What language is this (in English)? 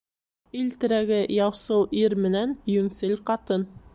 Bashkir